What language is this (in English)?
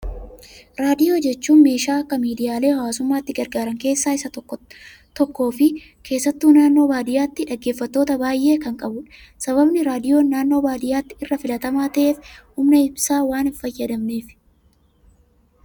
Oromo